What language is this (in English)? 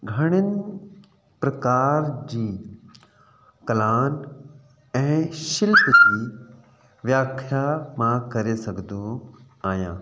Sindhi